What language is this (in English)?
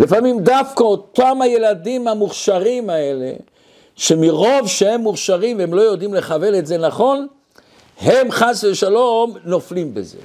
Hebrew